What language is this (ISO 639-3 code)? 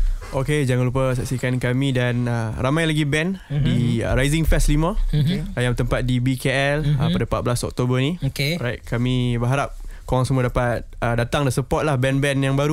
msa